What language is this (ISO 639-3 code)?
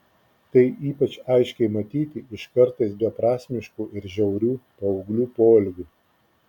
lit